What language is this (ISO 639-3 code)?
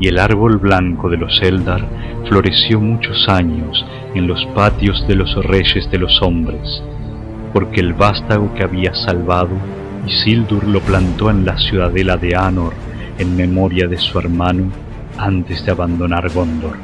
spa